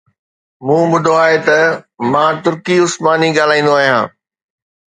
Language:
Sindhi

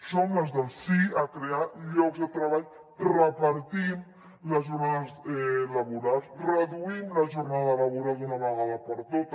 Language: Catalan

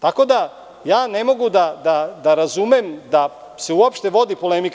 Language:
Serbian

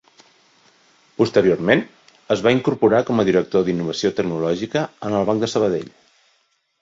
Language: Catalan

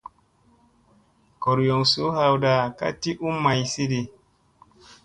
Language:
Musey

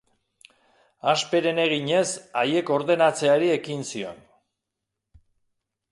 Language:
Basque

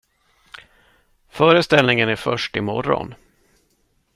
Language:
Swedish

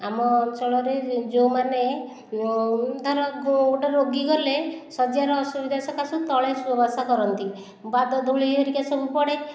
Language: Odia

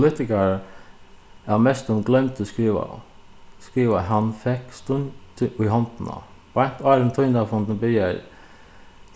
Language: Faroese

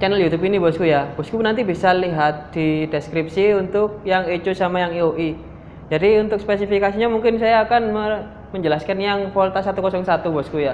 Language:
Indonesian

